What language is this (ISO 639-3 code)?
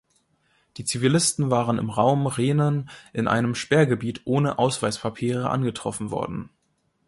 deu